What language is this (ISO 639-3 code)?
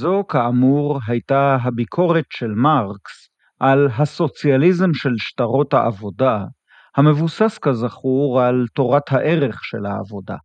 heb